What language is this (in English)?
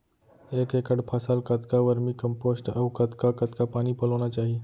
Chhattisgarhi